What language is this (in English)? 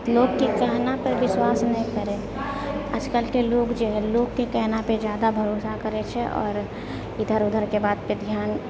Maithili